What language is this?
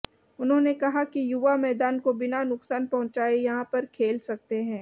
Hindi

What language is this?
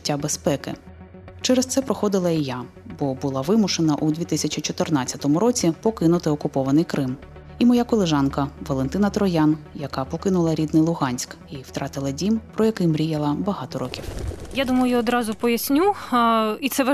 Ukrainian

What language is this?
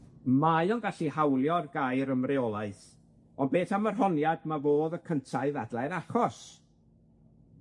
Welsh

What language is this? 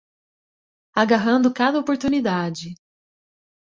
Portuguese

